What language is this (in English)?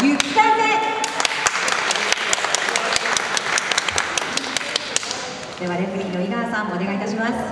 Japanese